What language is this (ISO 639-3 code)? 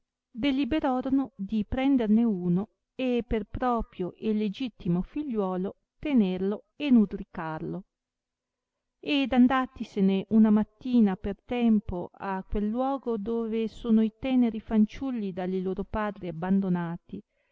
ita